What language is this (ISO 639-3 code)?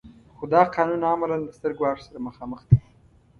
pus